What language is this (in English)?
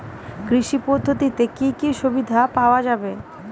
Bangla